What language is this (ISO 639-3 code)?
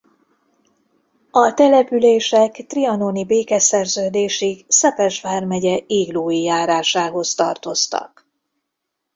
hun